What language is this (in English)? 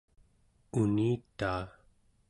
Central Yupik